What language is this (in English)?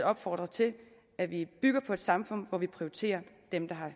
Danish